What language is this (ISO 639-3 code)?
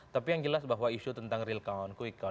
ind